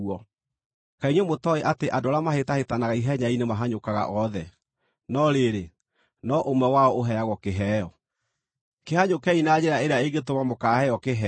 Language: Kikuyu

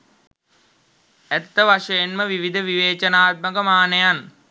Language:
Sinhala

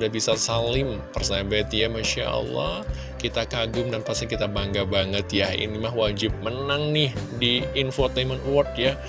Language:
Indonesian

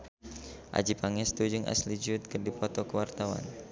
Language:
Sundanese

